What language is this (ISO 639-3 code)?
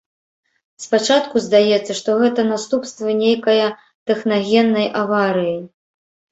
bel